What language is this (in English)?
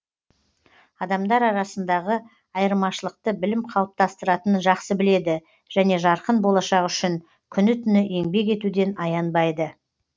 Kazakh